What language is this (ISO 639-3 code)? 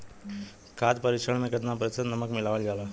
bho